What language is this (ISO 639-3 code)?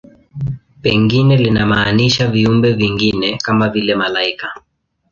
swa